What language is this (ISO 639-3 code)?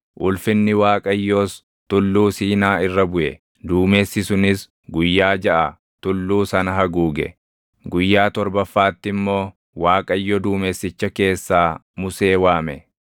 orm